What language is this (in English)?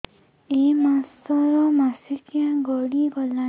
Odia